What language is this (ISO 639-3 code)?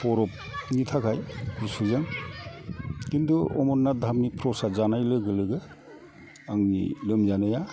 brx